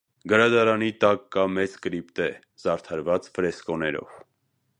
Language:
Armenian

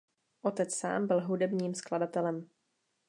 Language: Czech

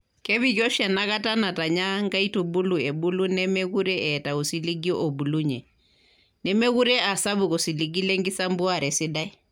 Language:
Masai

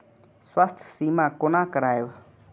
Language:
Maithili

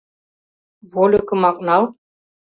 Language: Mari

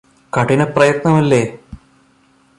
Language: Malayalam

